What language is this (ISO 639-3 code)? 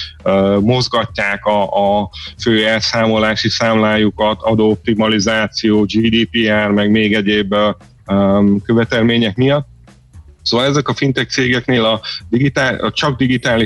hun